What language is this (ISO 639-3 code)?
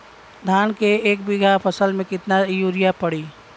bho